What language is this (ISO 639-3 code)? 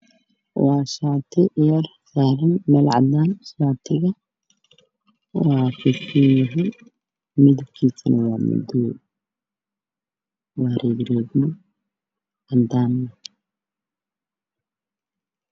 som